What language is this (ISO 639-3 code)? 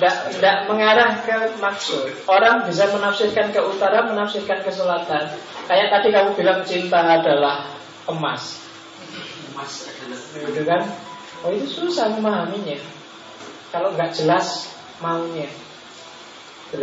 ind